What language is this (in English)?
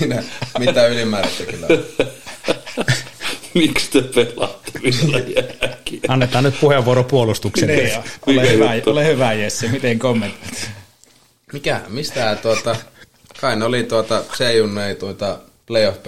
Finnish